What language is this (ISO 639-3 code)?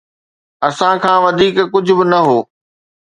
snd